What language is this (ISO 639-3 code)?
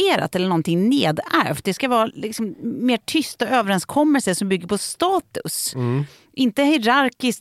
swe